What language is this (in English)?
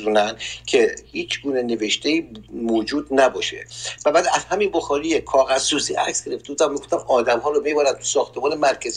Persian